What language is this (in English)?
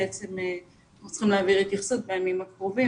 Hebrew